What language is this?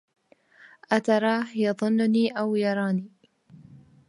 Arabic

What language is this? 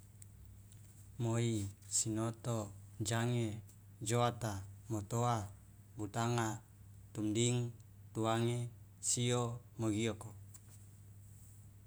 Loloda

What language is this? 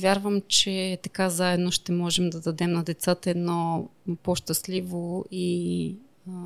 Bulgarian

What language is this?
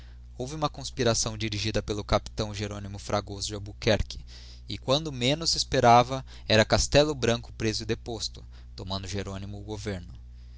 Portuguese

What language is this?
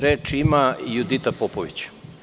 Serbian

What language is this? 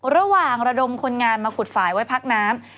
Thai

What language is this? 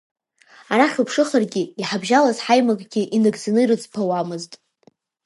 Abkhazian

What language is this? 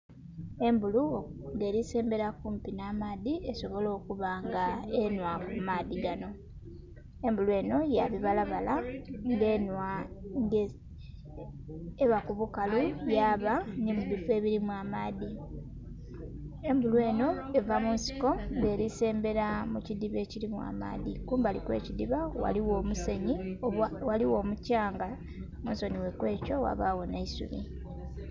Soga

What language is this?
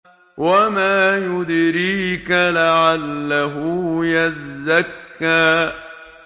Arabic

